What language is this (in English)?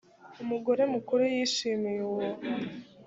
Kinyarwanda